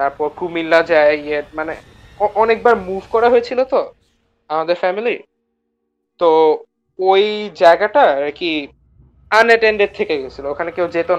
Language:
Bangla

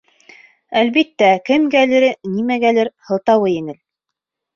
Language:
Bashkir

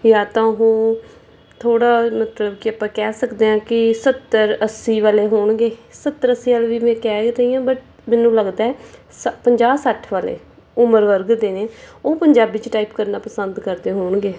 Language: Punjabi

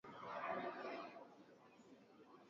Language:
Swahili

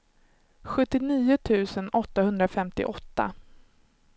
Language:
Swedish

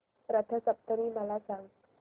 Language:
Marathi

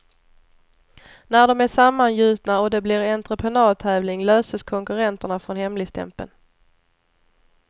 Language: Swedish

